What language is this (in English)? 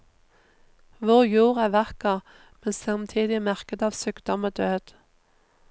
Norwegian